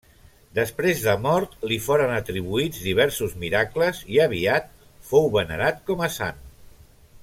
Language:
Catalan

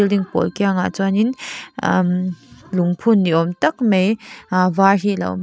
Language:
Mizo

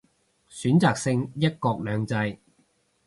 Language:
Cantonese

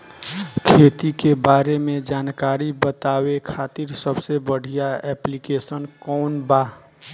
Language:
Bhojpuri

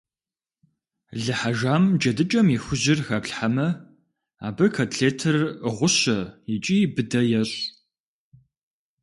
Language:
Kabardian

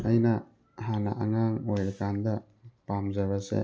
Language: Manipuri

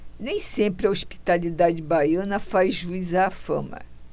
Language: Portuguese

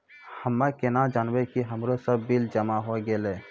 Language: Maithili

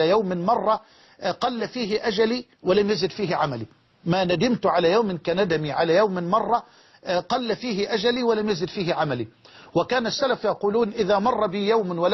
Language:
Arabic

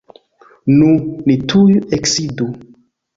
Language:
Esperanto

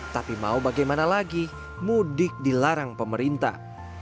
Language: Indonesian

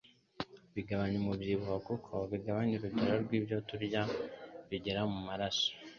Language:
Kinyarwanda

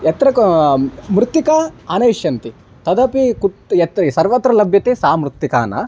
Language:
Sanskrit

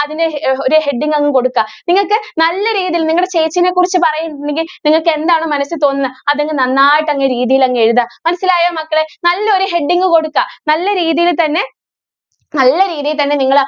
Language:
Malayalam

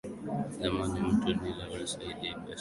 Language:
Swahili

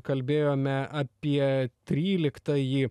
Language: Lithuanian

